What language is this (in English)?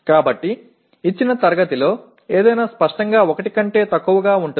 Telugu